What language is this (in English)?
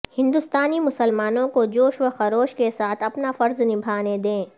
Urdu